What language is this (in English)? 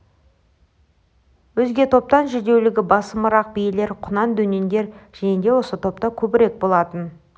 Kazakh